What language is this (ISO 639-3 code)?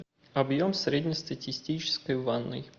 rus